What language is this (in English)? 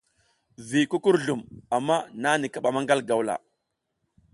South Giziga